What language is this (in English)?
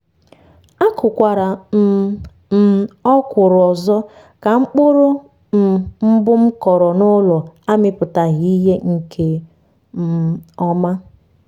Igbo